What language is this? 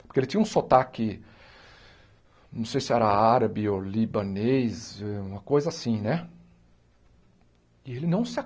Portuguese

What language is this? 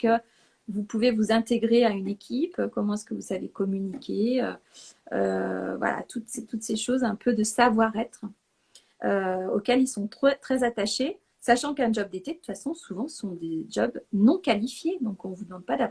French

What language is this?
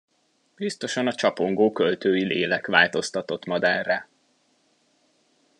Hungarian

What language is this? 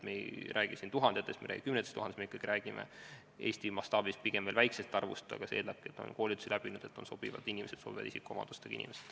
Estonian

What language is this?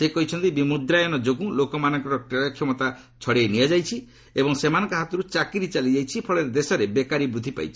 Odia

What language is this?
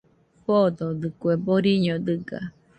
Nüpode Huitoto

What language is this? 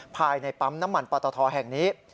Thai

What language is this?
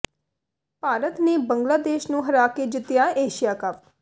Punjabi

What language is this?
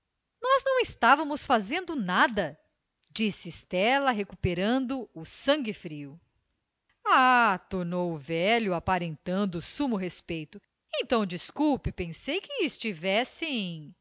Portuguese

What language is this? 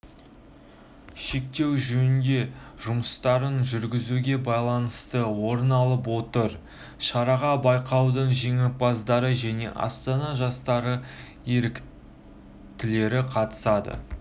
Kazakh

